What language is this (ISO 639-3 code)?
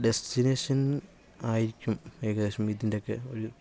mal